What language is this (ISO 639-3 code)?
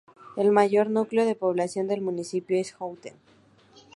spa